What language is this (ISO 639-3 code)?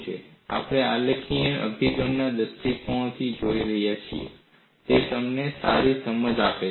guj